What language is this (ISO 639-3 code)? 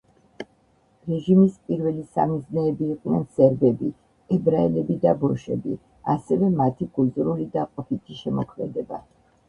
kat